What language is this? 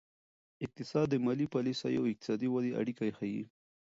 Pashto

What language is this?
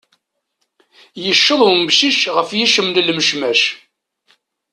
Kabyle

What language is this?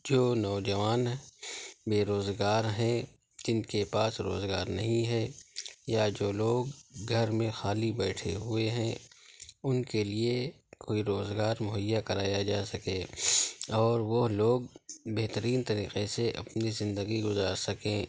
Urdu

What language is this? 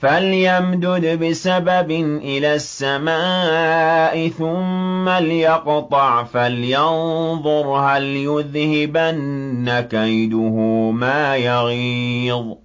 Arabic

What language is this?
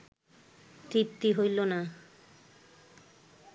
Bangla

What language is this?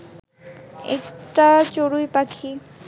Bangla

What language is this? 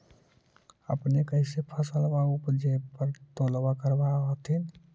Magahi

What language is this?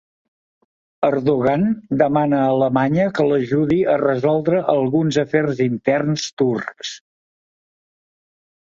Catalan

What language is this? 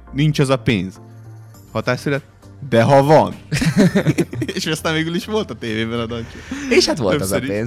Hungarian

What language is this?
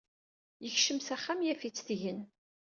Kabyle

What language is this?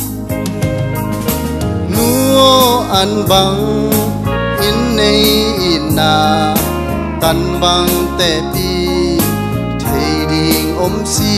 Thai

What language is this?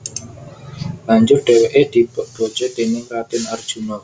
Javanese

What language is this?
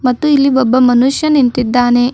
Kannada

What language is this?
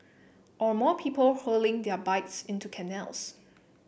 English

